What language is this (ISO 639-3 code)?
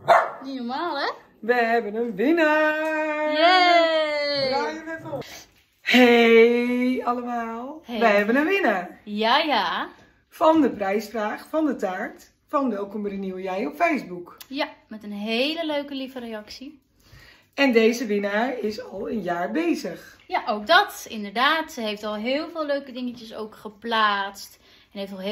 nld